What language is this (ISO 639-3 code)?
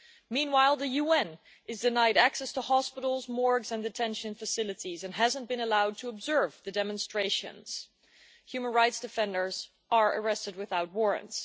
eng